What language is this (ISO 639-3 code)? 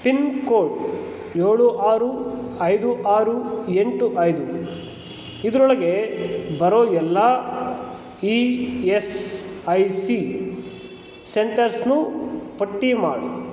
kan